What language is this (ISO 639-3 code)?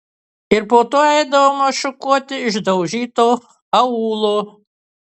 lit